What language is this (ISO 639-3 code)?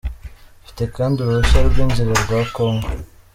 kin